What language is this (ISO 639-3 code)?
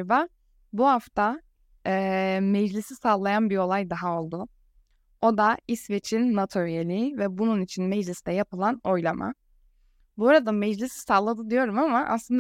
tur